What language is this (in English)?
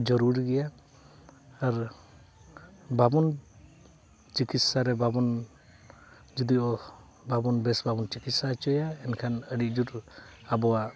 Santali